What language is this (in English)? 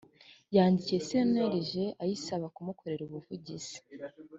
Kinyarwanda